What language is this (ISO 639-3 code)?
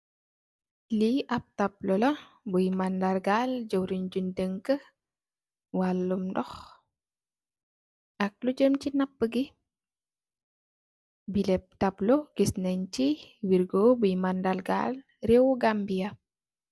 wol